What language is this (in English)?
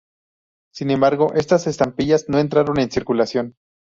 Spanish